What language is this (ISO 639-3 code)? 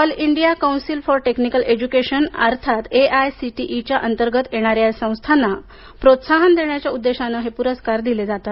mar